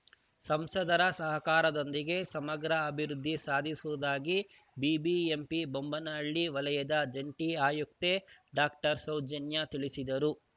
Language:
Kannada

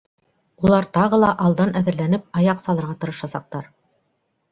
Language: Bashkir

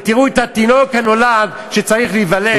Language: Hebrew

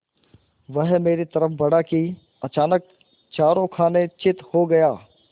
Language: Hindi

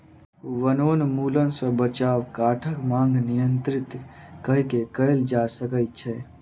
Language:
Maithili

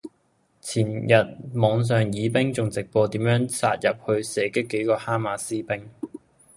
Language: Cantonese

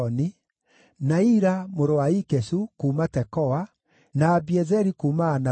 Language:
Kikuyu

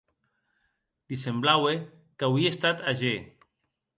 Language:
Occitan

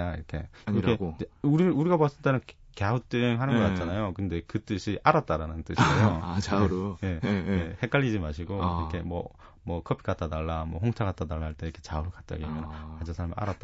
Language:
Korean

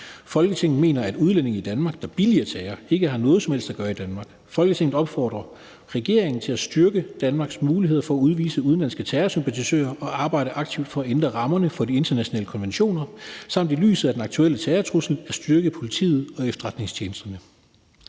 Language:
Danish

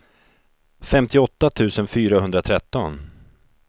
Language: Swedish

